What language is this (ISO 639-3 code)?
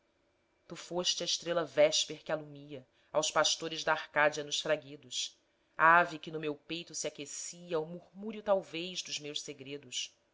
por